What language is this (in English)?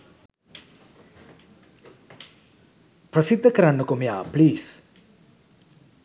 Sinhala